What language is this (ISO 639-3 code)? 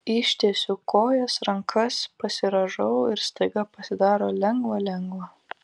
lit